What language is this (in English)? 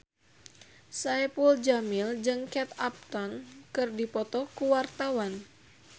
Sundanese